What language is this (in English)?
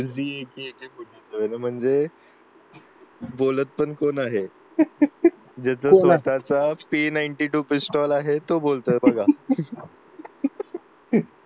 Marathi